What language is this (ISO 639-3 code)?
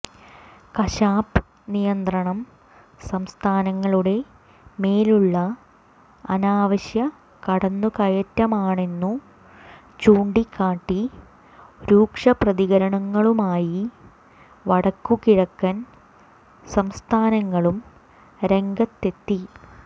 mal